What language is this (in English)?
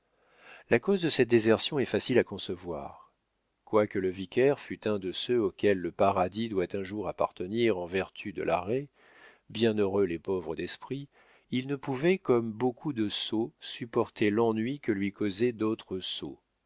French